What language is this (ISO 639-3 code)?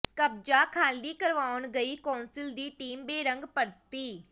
pan